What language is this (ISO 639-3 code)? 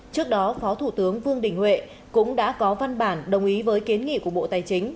vie